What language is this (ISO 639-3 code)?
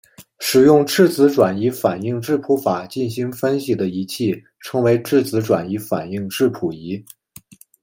zho